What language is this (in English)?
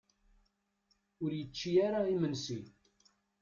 Kabyle